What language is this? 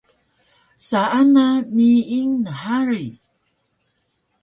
Taroko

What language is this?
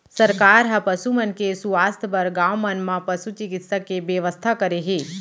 Chhattisgarhi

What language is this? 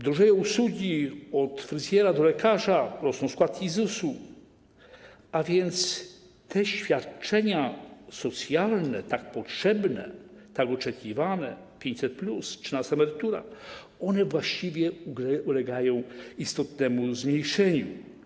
Polish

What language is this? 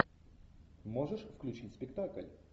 Russian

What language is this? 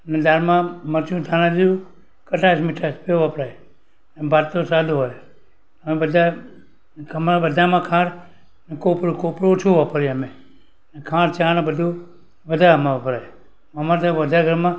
Gujarati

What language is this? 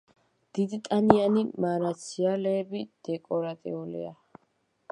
Georgian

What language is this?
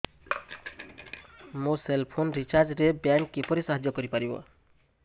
Odia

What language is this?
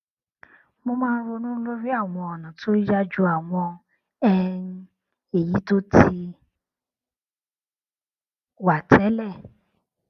Yoruba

